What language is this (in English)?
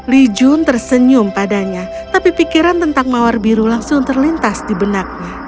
Indonesian